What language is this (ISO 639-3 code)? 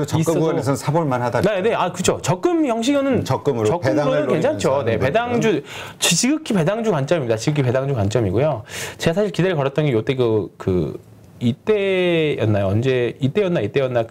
kor